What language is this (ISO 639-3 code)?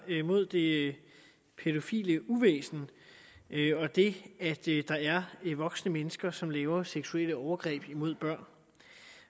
dan